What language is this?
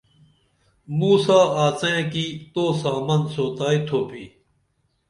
Dameli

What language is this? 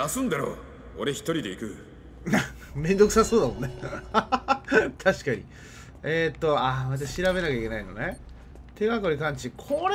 Japanese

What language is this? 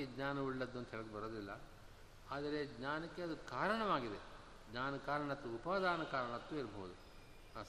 Kannada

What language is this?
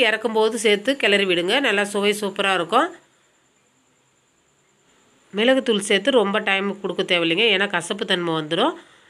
Romanian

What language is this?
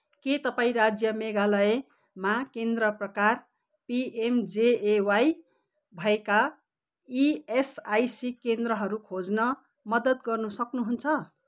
Nepali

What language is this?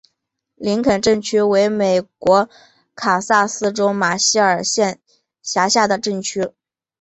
Chinese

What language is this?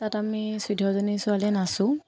Assamese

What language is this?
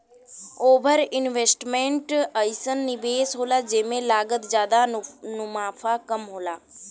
Bhojpuri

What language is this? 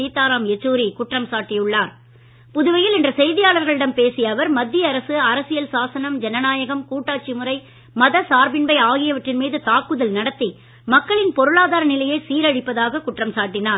Tamil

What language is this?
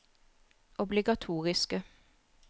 Norwegian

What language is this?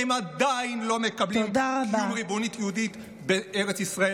Hebrew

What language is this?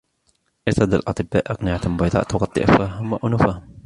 Arabic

